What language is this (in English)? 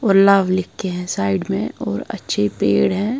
Hindi